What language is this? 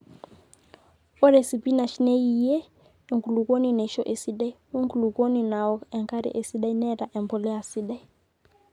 Masai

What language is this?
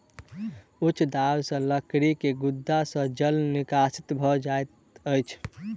Maithili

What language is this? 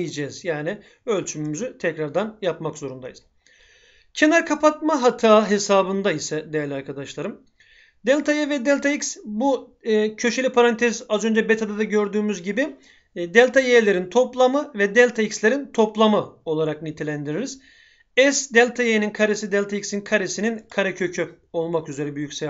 Turkish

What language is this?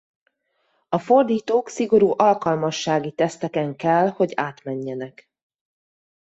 Hungarian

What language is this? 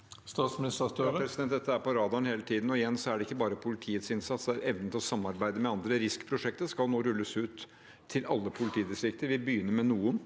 Norwegian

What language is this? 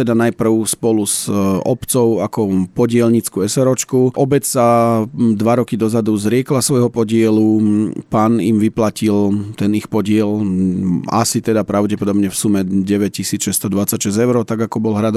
Slovak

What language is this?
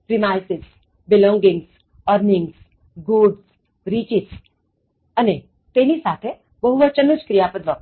Gujarati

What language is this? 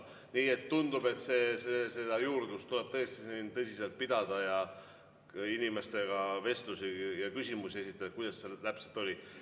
Estonian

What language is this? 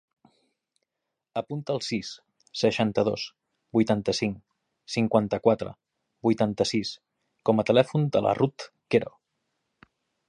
Catalan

